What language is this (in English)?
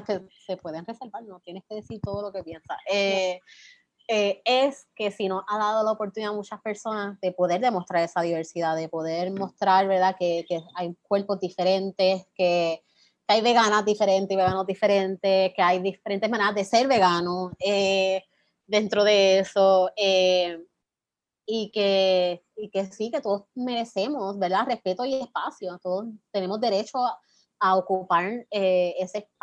Spanish